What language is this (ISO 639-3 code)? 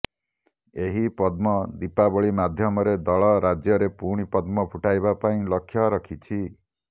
ori